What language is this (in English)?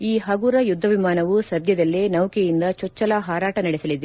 Kannada